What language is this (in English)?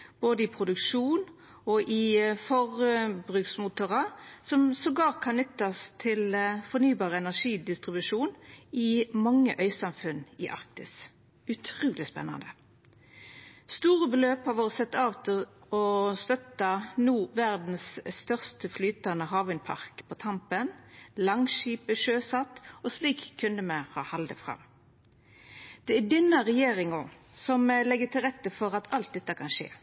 Norwegian Nynorsk